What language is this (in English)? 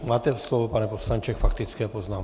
Czech